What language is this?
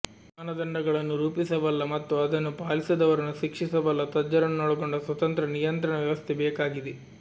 Kannada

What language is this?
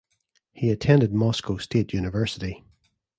English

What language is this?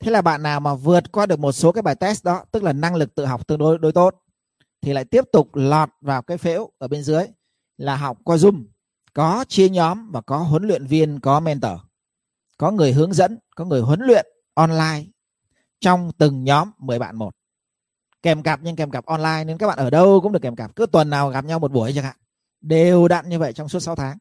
Vietnamese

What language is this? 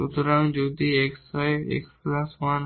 Bangla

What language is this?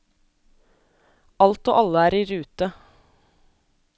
Norwegian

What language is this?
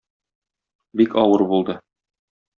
Tatar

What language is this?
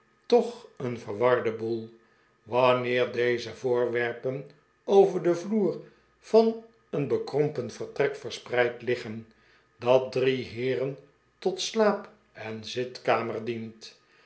Dutch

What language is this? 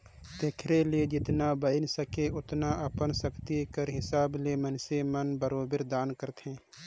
Chhattisgarhi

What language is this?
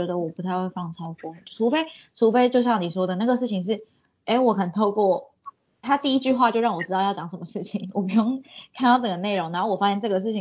Chinese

